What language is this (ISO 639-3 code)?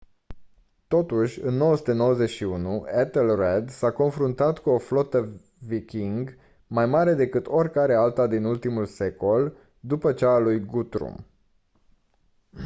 ron